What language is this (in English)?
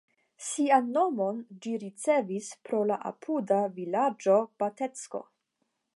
Esperanto